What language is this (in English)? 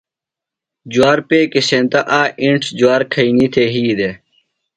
Phalura